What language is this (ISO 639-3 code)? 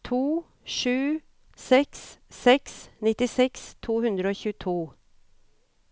nor